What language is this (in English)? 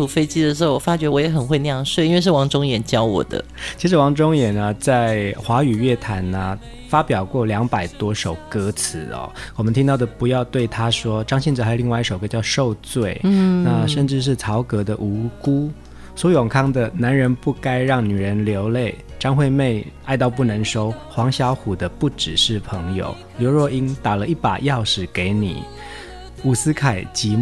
Chinese